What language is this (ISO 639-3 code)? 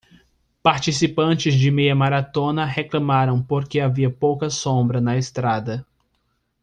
por